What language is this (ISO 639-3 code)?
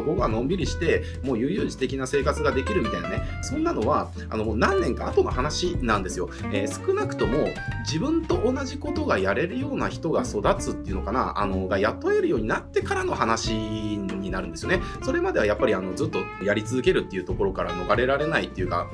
jpn